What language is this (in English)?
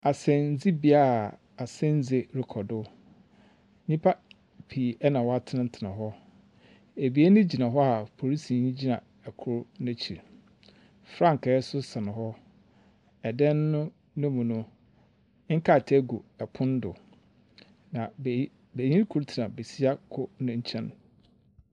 Akan